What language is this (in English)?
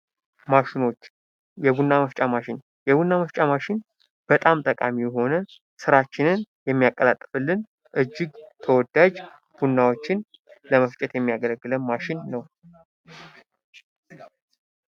Amharic